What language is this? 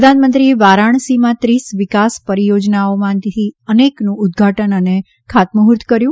Gujarati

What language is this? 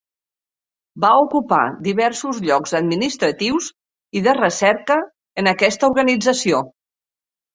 Catalan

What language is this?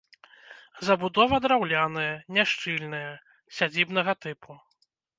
Belarusian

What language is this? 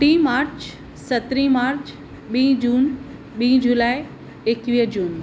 Sindhi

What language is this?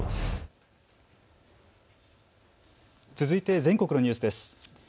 Japanese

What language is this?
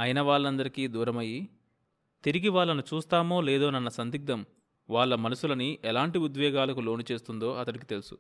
Telugu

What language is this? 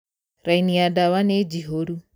Kikuyu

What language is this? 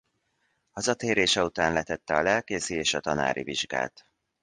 Hungarian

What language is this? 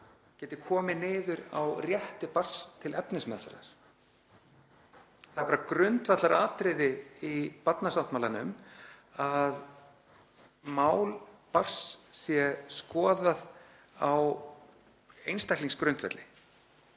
Icelandic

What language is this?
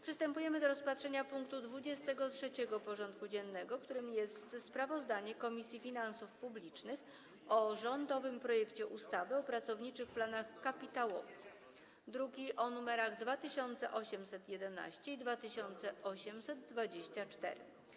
Polish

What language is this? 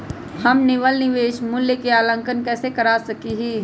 Magahi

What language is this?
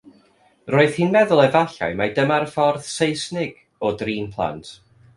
Welsh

